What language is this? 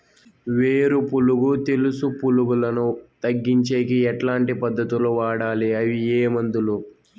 Telugu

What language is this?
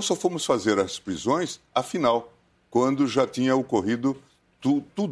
Portuguese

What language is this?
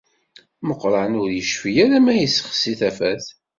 Kabyle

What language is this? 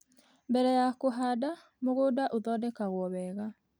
Kikuyu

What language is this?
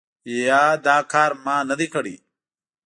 Pashto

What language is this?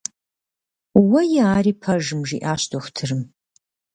Kabardian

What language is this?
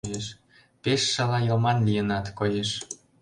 Mari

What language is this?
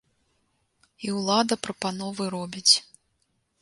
Belarusian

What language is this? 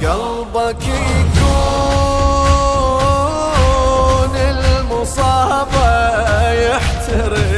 Arabic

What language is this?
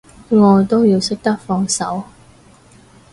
Cantonese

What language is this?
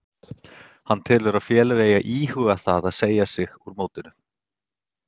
Icelandic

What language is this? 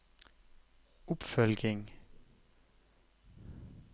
Norwegian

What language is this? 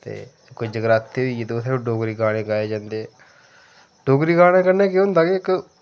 Dogri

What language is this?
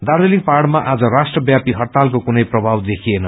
Nepali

